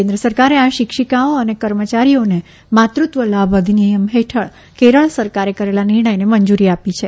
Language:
Gujarati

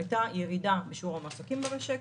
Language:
Hebrew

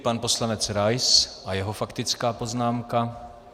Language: Czech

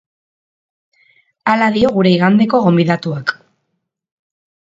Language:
Basque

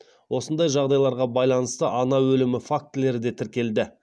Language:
Kazakh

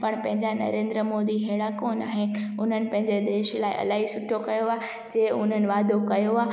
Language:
Sindhi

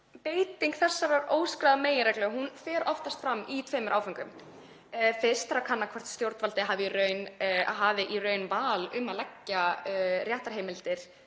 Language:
Icelandic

